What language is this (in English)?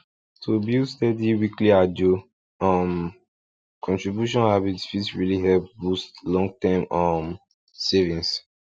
Nigerian Pidgin